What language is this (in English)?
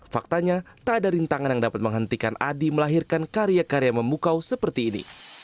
Indonesian